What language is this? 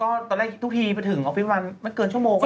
Thai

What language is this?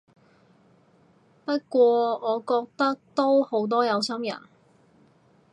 Cantonese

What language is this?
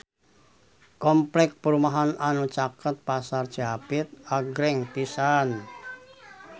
Sundanese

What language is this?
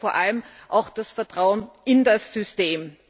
German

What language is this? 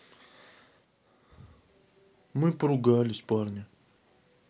Russian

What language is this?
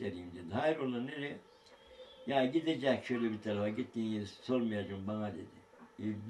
Turkish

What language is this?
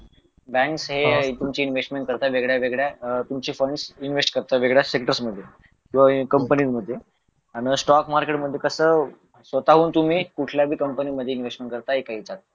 Marathi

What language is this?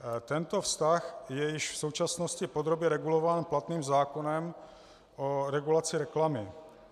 Czech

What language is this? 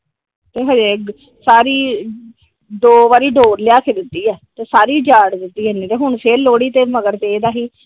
Punjabi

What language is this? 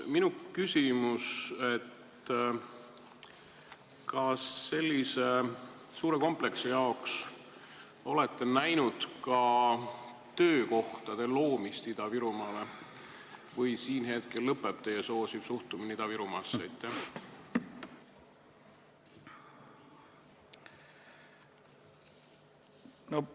Estonian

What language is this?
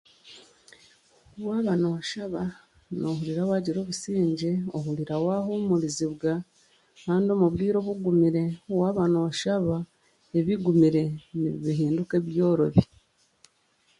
Chiga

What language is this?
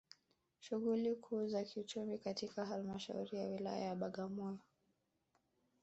Swahili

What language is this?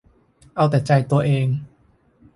Thai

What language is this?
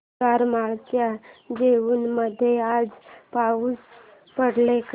Marathi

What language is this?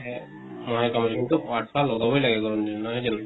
Assamese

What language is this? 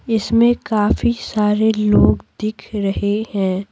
Hindi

